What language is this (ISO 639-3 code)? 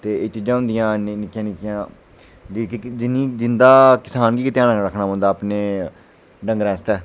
doi